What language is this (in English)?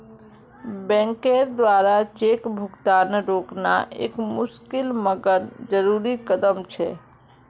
Magahi